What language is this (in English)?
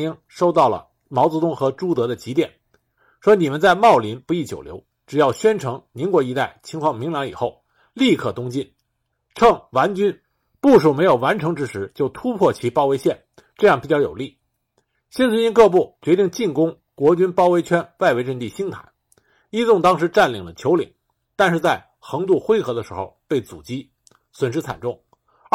Chinese